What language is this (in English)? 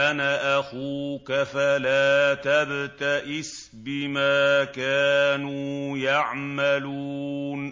Arabic